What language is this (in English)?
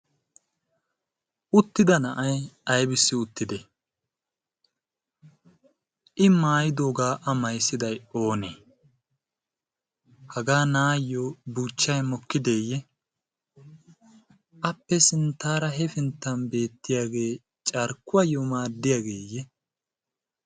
Wolaytta